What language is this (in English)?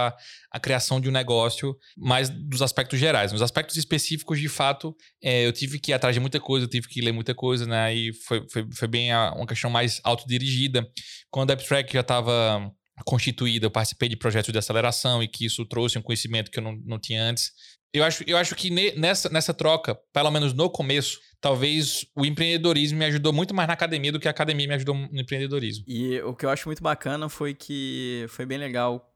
Portuguese